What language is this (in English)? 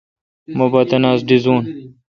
Kalkoti